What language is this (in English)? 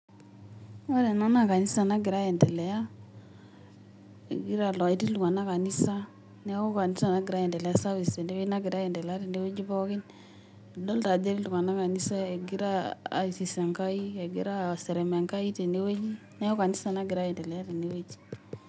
Masai